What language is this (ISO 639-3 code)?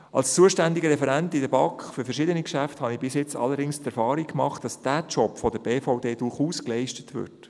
gsw